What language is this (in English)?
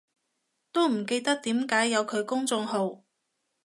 Cantonese